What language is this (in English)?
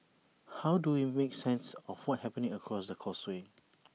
English